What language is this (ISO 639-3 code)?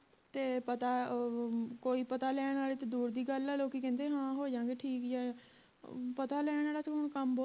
pan